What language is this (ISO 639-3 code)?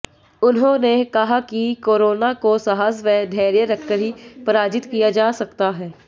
hin